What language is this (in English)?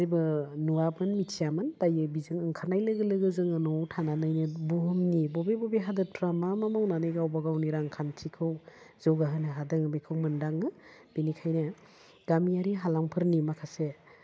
Bodo